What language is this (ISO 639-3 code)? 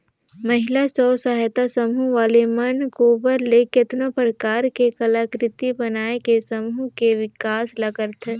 hne